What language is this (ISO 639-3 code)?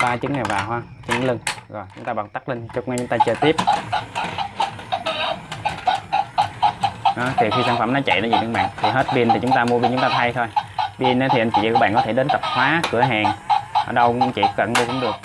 vie